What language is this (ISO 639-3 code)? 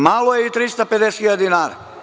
srp